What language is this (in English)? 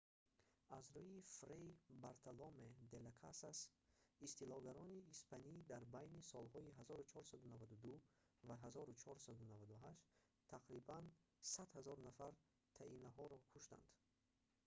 Tajik